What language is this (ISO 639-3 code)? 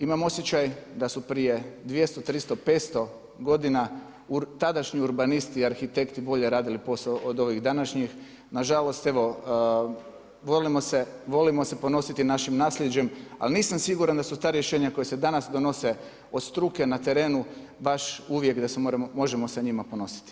hrv